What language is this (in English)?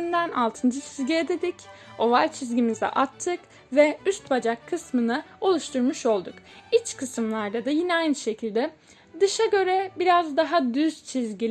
Turkish